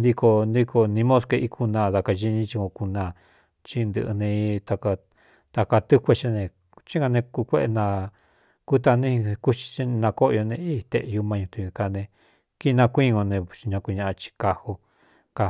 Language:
Cuyamecalco Mixtec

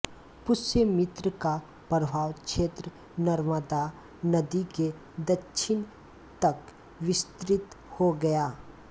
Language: Hindi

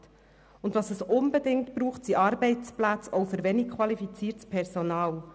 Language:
Swiss German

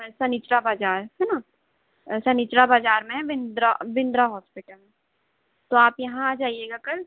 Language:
Hindi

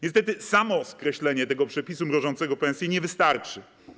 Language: Polish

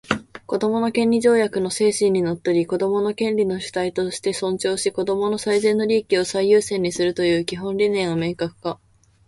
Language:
Japanese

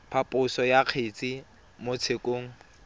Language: Tswana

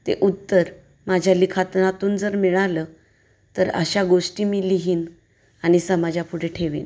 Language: Marathi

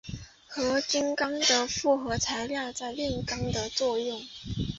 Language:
Chinese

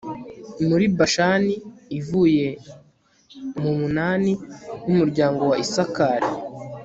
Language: Kinyarwanda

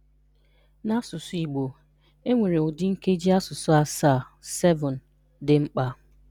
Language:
Igbo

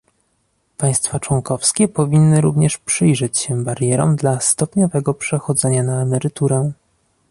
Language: Polish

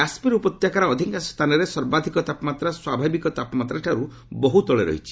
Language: Odia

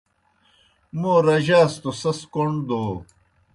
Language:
Kohistani Shina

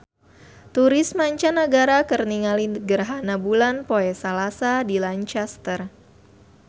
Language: Sundanese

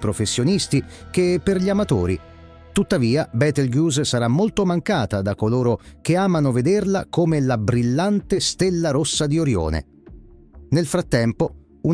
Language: Italian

